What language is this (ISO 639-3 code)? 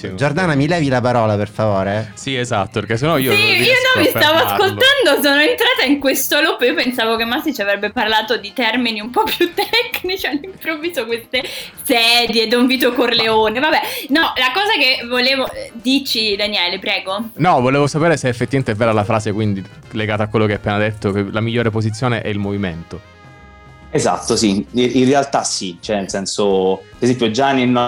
ita